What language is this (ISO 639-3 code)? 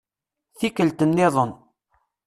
kab